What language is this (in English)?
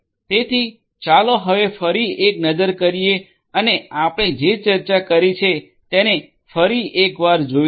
Gujarati